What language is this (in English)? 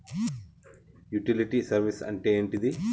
Telugu